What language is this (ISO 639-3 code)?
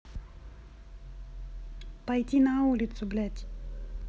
rus